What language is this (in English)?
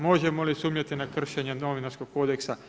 Croatian